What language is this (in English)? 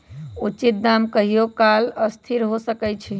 Magahi